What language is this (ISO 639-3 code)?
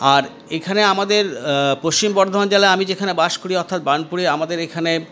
ben